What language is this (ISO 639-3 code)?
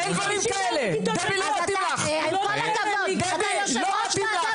heb